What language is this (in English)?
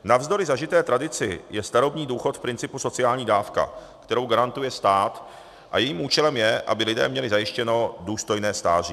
Czech